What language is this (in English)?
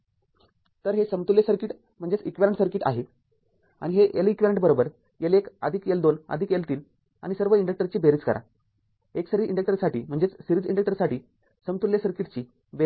Marathi